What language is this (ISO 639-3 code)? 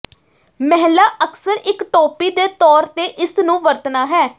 pan